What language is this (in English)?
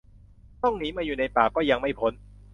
Thai